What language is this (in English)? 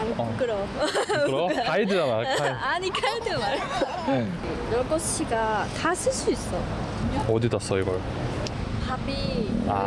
Korean